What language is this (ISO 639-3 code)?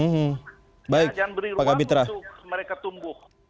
ind